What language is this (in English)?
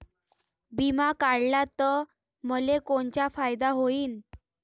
Marathi